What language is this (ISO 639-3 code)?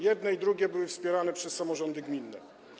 pol